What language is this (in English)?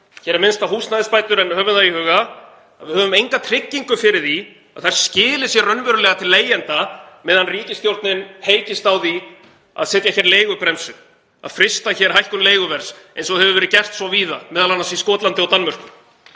Icelandic